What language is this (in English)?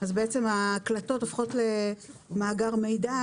Hebrew